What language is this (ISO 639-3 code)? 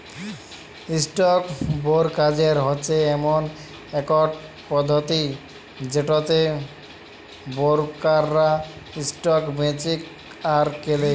ben